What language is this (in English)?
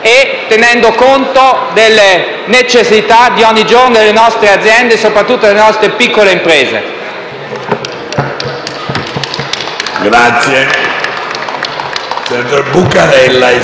Italian